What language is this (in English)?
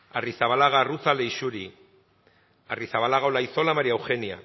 Basque